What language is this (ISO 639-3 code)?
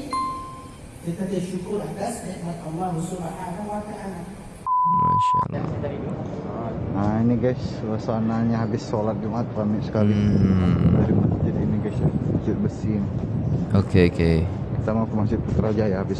ind